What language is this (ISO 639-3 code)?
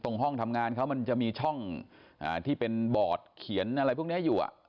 tha